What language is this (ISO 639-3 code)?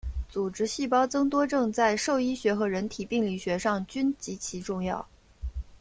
zho